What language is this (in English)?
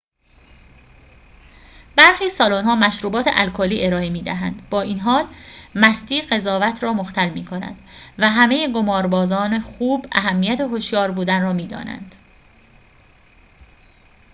Persian